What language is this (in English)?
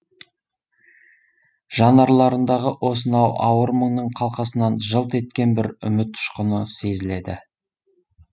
Kazakh